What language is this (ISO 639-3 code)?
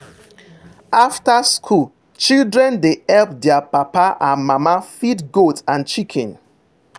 pcm